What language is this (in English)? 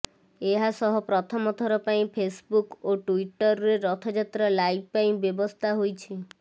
Odia